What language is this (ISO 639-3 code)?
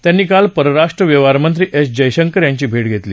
mar